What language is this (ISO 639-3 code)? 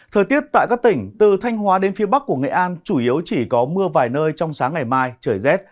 vie